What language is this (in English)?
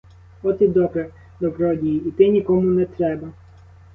Ukrainian